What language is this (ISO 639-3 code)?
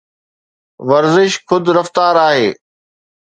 snd